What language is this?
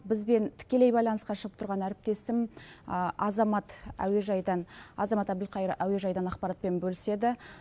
Kazakh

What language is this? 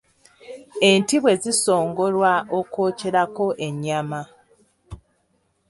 Ganda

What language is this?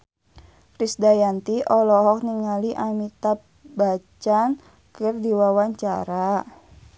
Sundanese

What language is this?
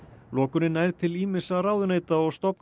Icelandic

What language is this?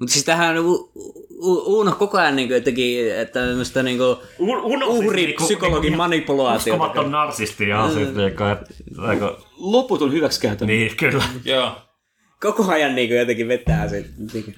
Finnish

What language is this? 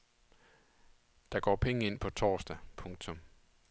Danish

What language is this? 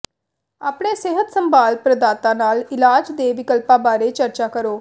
Punjabi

